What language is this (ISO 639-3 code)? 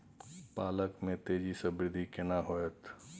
mai